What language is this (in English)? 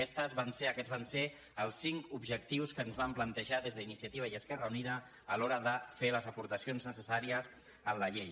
Catalan